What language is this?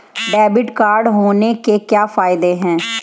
Hindi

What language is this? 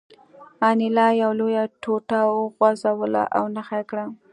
Pashto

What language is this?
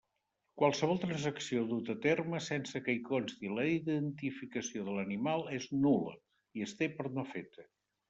Catalan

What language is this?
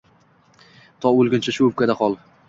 Uzbek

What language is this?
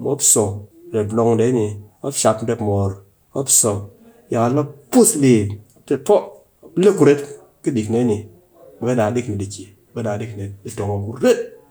Cakfem-Mushere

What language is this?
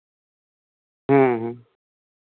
Santali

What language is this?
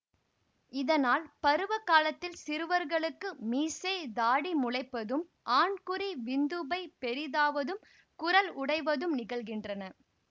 Tamil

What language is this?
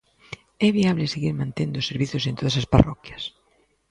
Galician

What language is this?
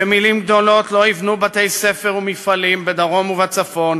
Hebrew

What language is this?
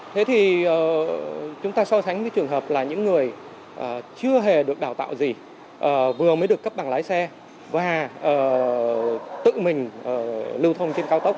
Vietnamese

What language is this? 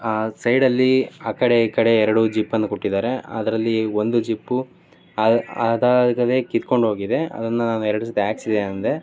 Kannada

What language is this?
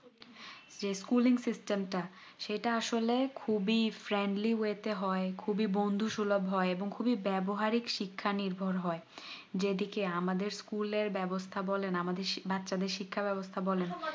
Bangla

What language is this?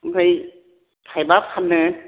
Bodo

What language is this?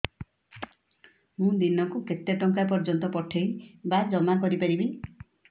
Odia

